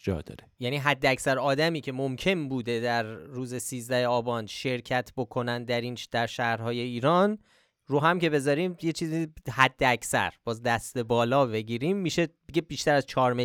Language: Persian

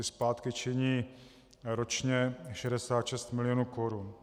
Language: Czech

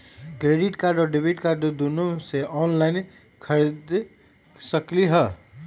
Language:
Magahi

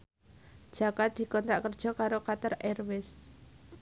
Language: Javanese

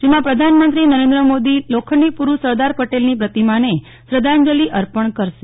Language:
Gujarati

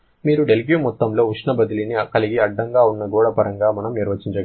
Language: Telugu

